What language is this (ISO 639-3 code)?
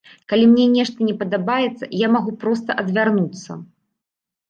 bel